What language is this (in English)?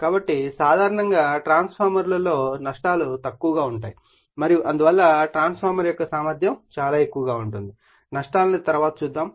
Telugu